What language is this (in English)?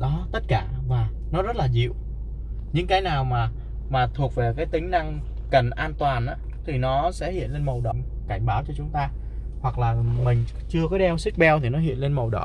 Vietnamese